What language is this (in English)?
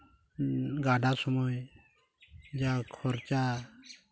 Santali